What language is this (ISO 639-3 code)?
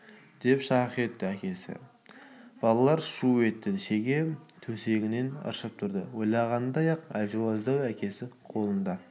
kaz